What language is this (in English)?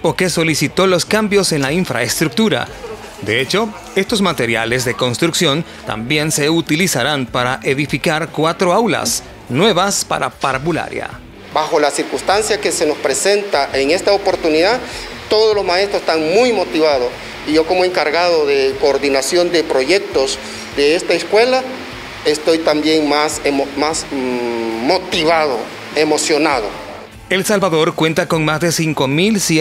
Spanish